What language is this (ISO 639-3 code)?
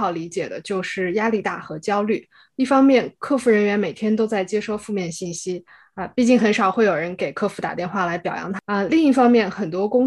zho